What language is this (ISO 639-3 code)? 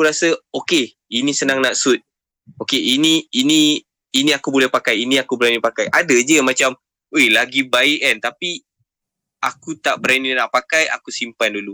msa